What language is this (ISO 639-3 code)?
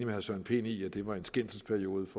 dan